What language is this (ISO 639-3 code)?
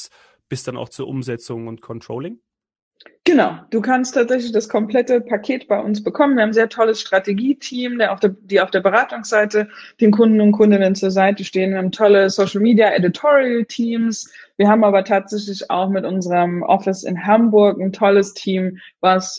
deu